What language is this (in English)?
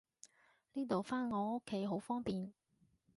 Cantonese